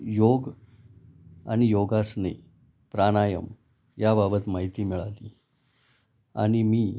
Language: Marathi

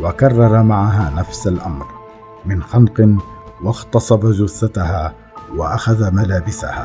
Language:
Arabic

